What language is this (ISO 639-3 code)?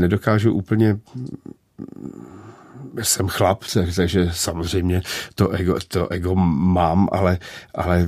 ces